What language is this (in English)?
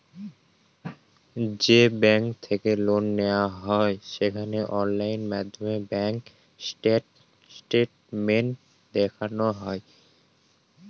Bangla